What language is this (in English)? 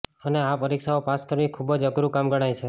Gujarati